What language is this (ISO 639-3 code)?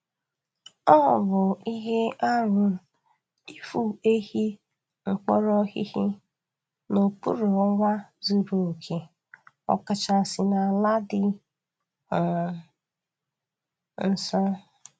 ibo